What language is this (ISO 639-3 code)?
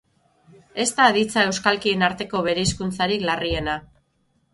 eus